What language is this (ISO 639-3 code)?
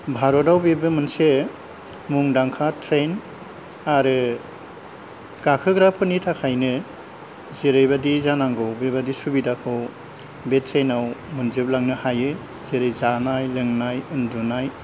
brx